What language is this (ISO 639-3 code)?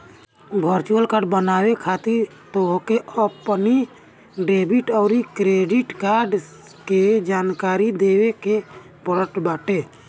bho